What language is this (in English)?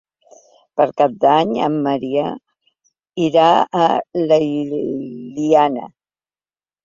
Catalan